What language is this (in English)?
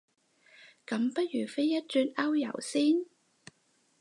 Cantonese